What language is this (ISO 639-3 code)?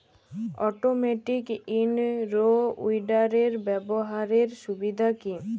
ben